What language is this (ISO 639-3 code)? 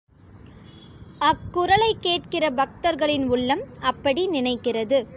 tam